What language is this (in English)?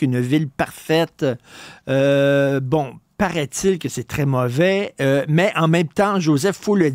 French